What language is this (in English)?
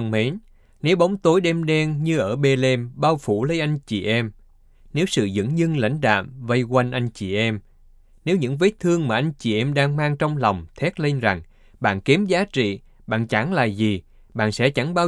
Vietnamese